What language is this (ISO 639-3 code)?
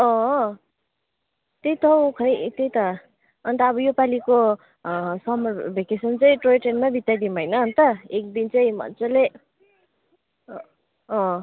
nep